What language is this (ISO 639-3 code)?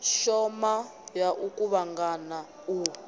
ven